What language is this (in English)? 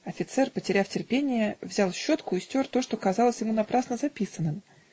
Russian